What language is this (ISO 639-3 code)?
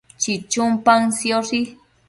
mcf